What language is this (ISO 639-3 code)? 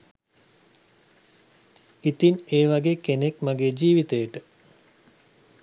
sin